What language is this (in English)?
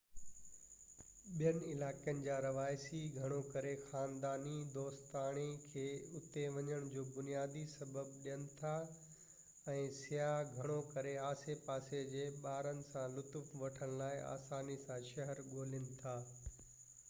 Sindhi